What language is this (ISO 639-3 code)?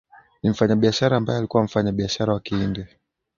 swa